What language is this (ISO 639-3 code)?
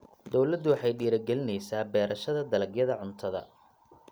som